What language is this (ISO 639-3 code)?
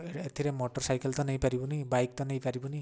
ori